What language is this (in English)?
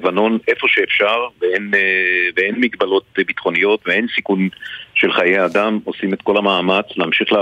Hebrew